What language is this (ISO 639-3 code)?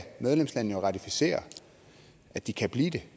dan